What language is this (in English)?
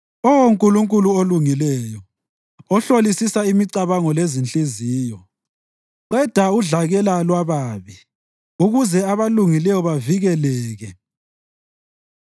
North Ndebele